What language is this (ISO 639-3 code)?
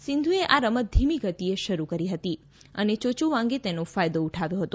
guj